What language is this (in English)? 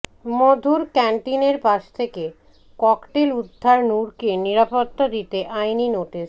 Bangla